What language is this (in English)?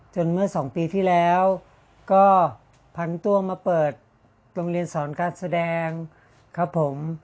Thai